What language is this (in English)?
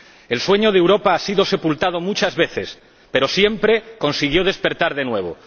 Spanish